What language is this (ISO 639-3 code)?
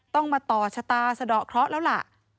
tha